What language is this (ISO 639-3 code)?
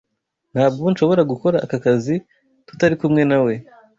kin